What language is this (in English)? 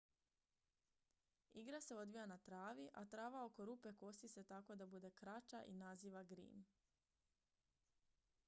Croatian